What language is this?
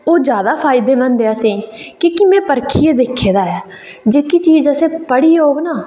Dogri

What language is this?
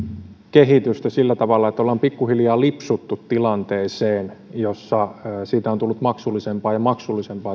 Finnish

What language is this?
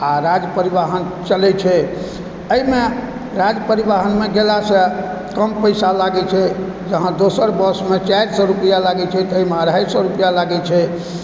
Maithili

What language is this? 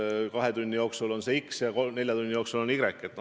Estonian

